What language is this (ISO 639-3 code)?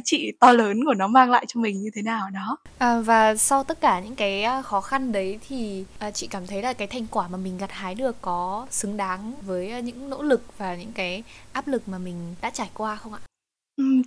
vie